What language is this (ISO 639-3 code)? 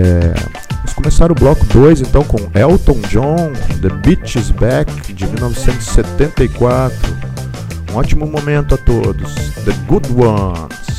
por